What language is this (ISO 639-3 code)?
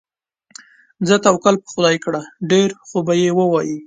pus